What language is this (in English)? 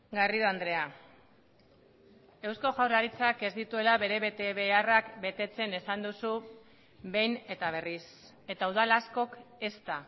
Basque